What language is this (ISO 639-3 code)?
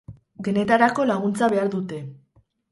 eus